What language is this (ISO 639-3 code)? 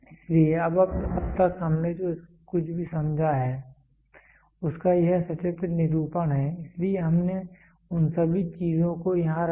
hin